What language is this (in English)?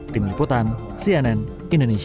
Indonesian